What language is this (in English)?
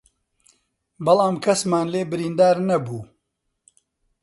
Central Kurdish